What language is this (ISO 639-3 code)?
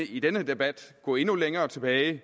dan